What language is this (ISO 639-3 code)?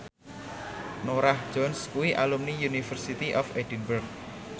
jav